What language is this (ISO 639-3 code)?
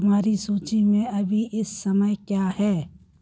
hin